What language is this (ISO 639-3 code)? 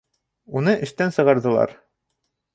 bak